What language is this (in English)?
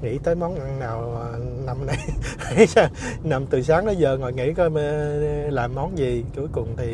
Vietnamese